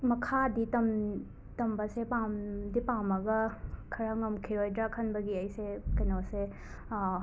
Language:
Manipuri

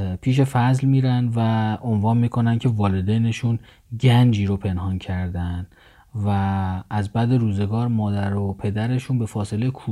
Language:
Persian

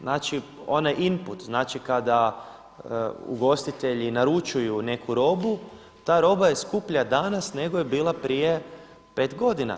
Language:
Croatian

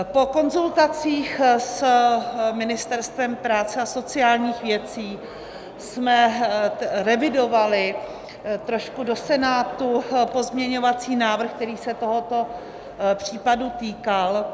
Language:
Czech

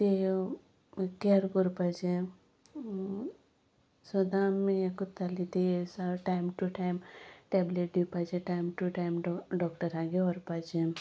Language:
Konkani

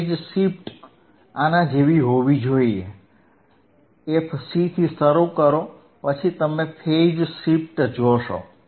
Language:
Gujarati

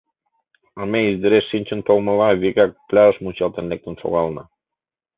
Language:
Mari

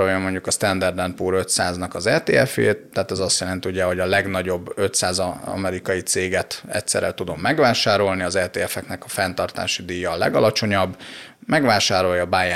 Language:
Hungarian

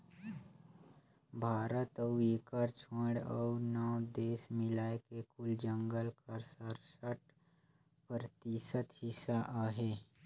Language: Chhattisgarhi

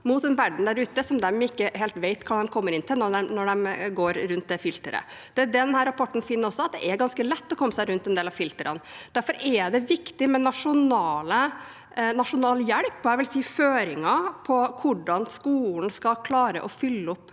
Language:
Norwegian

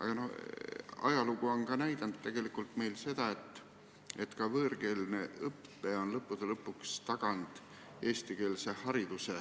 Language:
Estonian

